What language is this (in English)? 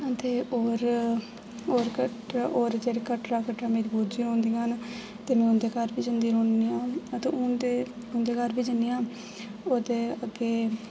Dogri